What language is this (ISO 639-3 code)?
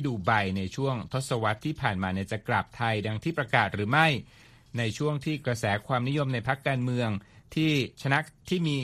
tha